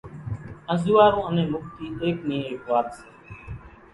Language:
Kachi Koli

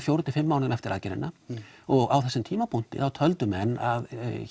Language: Icelandic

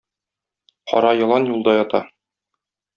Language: Tatar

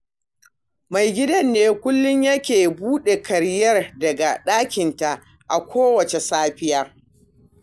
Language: Hausa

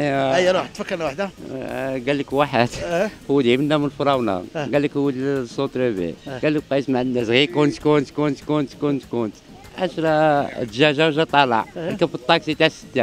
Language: Arabic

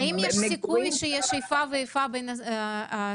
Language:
Hebrew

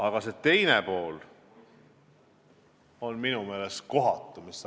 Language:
Estonian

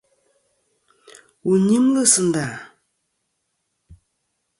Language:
Kom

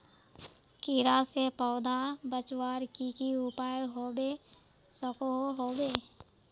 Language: Magahi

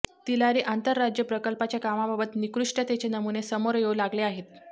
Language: Marathi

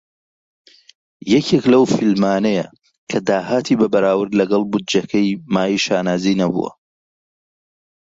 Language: Central Kurdish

